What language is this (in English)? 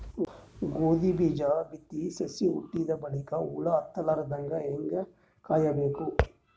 Kannada